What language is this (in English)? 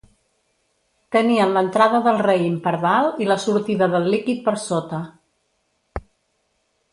Catalan